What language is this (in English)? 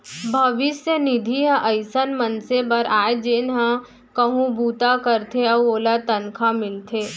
Chhattisgarhi